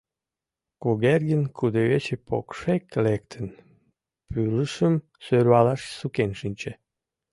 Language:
Mari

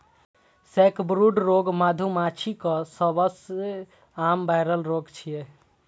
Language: Maithili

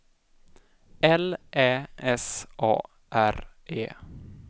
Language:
Swedish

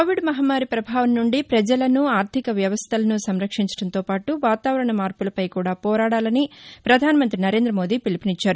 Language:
Telugu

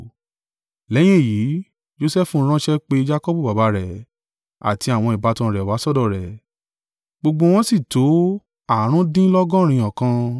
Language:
Yoruba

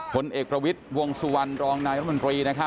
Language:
Thai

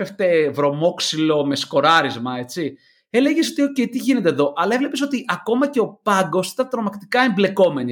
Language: Greek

